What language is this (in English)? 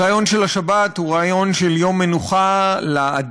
Hebrew